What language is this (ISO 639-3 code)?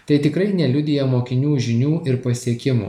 lit